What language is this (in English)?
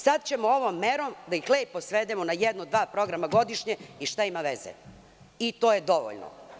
Serbian